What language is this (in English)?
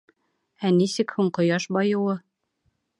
Bashkir